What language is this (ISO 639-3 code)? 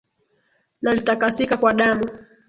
swa